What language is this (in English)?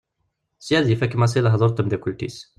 Kabyle